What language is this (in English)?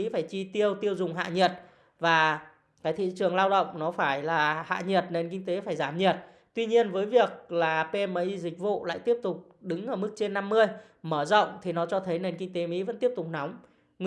Vietnamese